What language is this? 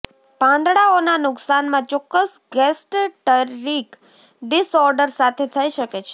Gujarati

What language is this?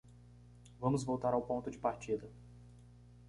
Portuguese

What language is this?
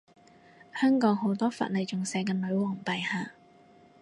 Cantonese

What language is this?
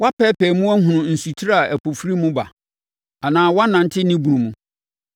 Akan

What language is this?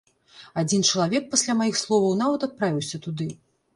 Belarusian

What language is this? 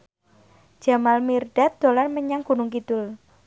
Javanese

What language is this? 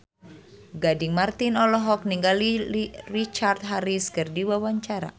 Sundanese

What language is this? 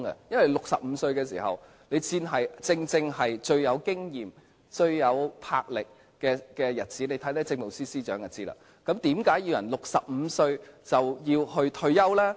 Cantonese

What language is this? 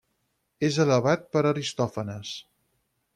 Catalan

